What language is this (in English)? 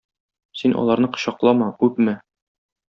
Tatar